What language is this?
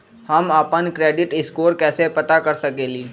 Magahi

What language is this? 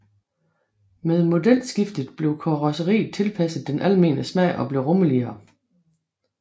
Danish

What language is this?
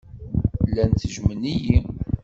Kabyle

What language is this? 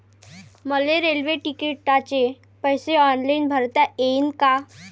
Marathi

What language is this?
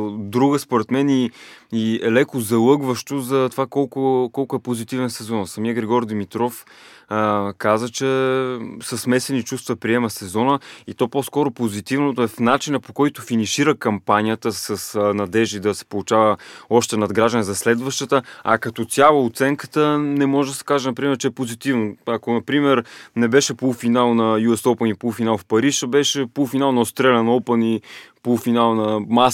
Bulgarian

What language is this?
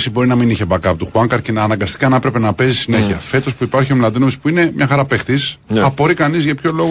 Greek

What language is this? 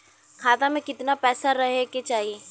Bhojpuri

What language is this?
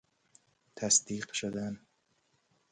Persian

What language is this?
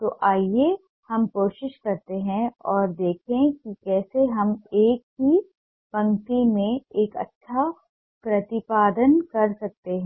Hindi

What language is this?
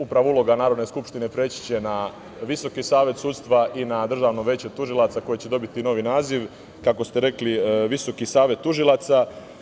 Serbian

